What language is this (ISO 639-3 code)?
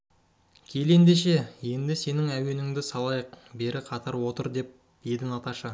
kaz